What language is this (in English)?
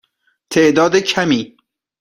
Persian